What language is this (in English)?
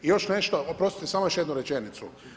Croatian